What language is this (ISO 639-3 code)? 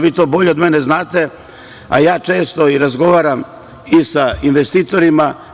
srp